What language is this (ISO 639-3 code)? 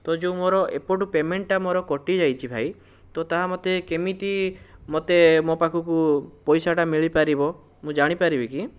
ori